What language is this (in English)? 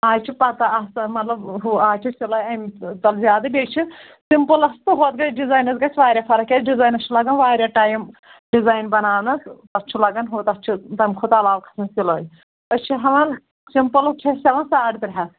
Kashmiri